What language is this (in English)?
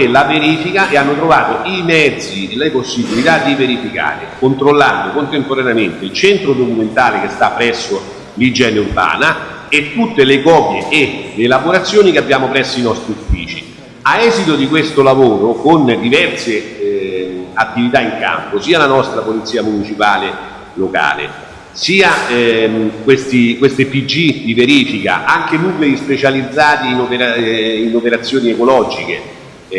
Italian